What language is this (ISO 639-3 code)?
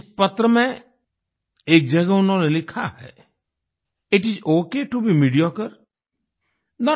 hin